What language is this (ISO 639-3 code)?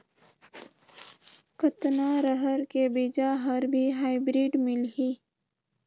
hne